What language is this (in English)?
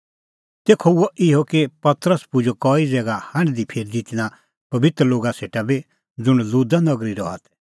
Kullu Pahari